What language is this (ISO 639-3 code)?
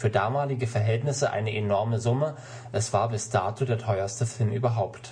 deu